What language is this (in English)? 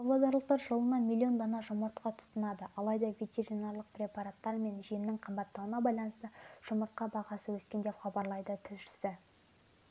Kazakh